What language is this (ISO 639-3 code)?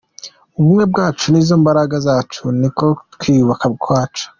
kin